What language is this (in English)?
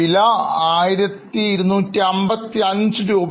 Malayalam